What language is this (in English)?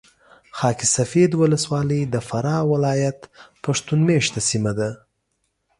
Pashto